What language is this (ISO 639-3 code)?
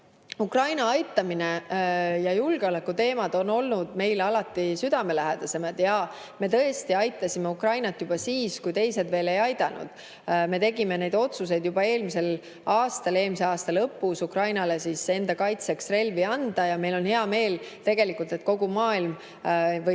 est